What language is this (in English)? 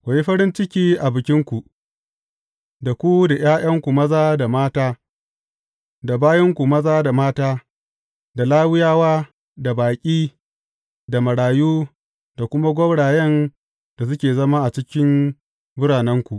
Hausa